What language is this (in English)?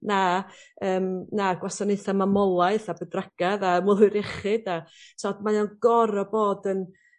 Welsh